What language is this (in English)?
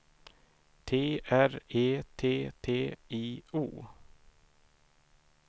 Swedish